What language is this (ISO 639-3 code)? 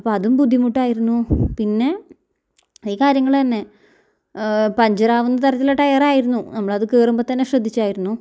mal